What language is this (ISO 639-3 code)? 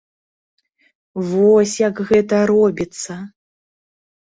bel